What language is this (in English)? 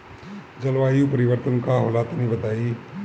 Bhojpuri